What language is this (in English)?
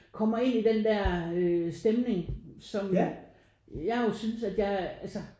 Danish